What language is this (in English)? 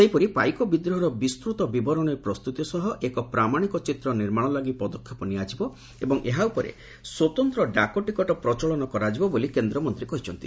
Odia